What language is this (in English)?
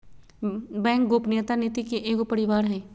Magahi